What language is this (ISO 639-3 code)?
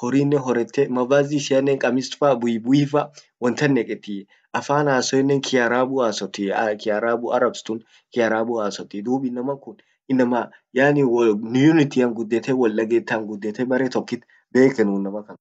orc